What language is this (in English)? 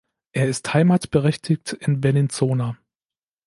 German